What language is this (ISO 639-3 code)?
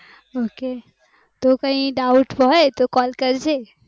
guj